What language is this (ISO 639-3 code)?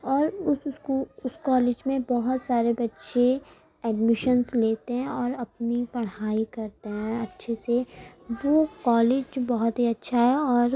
urd